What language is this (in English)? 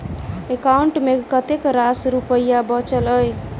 Maithili